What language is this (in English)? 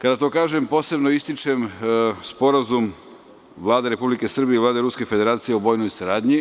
Serbian